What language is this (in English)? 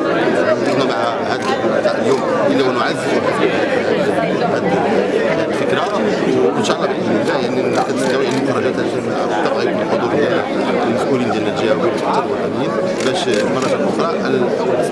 Arabic